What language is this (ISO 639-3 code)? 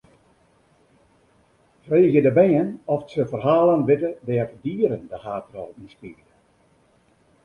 fry